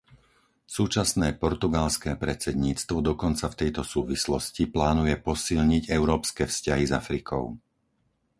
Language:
Slovak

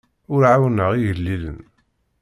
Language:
Kabyle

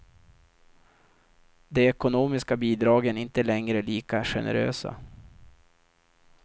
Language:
Swedish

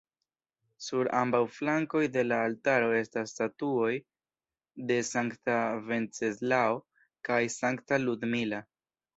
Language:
Esperanto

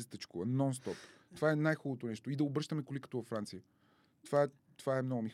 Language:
Bulgarian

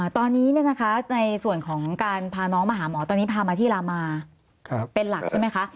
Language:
Thai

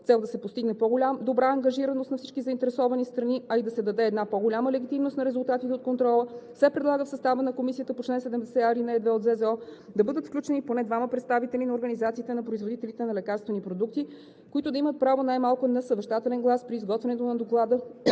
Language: Bulgarian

